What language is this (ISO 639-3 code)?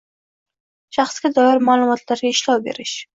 uzb